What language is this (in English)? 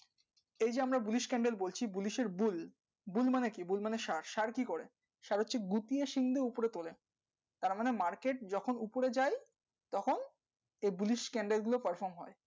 Bangla